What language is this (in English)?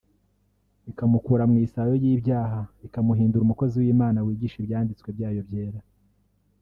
Kinyarwanda